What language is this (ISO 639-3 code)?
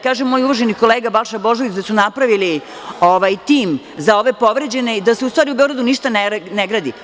srp